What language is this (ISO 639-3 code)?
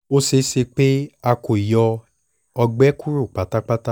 yor